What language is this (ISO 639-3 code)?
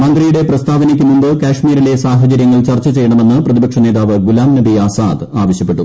mal